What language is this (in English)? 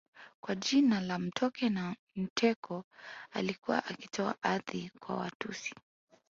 Swahili